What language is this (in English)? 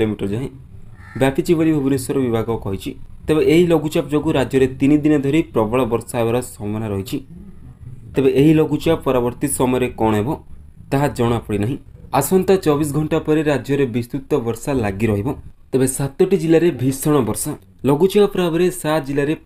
Romanian